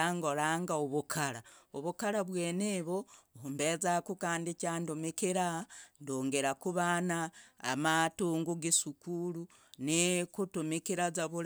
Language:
Logooli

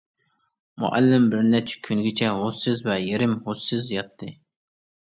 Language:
Uyghur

